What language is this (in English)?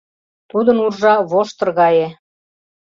Mari